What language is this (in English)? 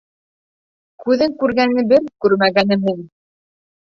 Bashkir